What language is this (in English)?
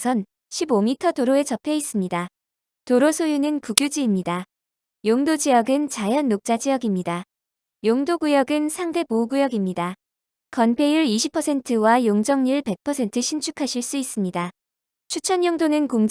Korean